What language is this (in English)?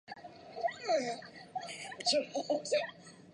Chinese